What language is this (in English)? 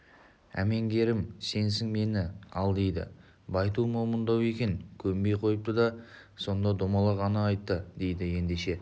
Kazakh